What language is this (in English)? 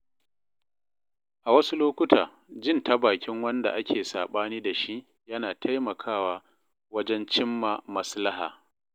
Hausa